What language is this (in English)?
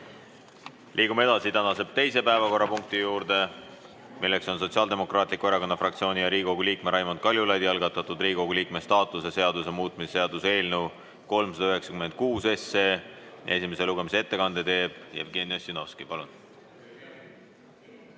Estonian